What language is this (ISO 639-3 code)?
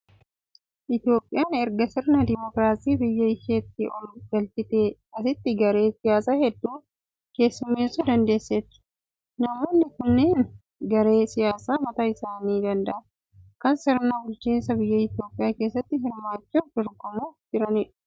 orm